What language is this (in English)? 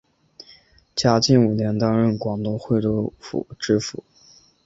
Chinese